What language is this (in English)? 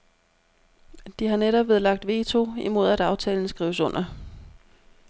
Danish